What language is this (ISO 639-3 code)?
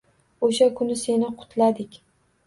uzb